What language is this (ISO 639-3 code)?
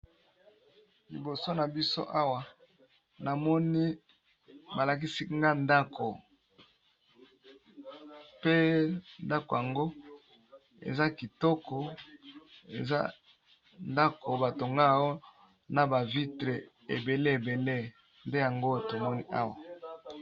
lin